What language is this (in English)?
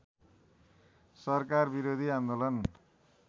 Nepali